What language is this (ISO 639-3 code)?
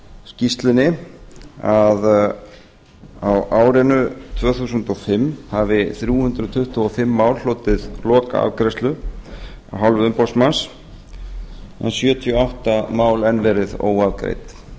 isl